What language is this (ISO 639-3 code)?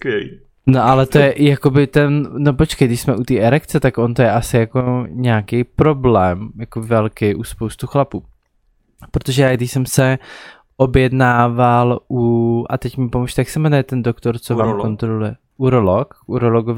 ces